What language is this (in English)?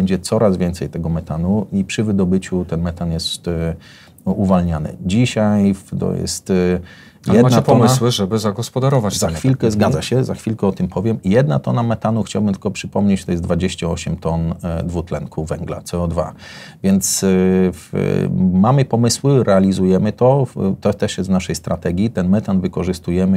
Polish